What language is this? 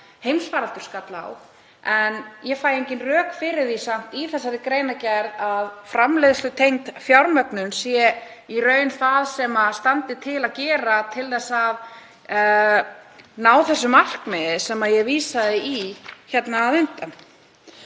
Icelandic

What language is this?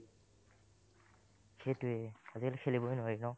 Assamese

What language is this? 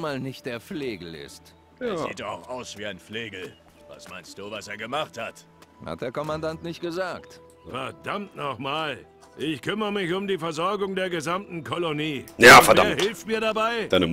German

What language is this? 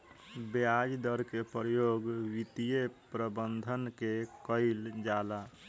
Bhojpuri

